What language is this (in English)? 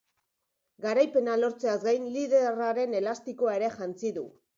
Basque